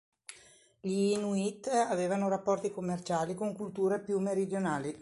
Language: Italian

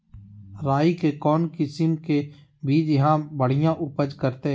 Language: Magahi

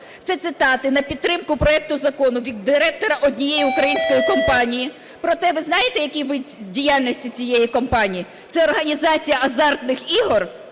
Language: Ukrainian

